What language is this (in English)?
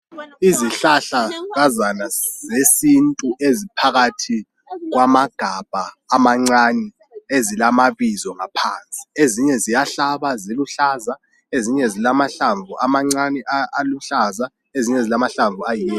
North Ndebele